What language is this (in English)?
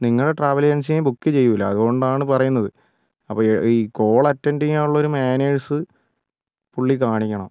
Malayalam